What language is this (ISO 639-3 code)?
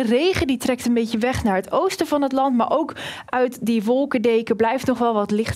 nld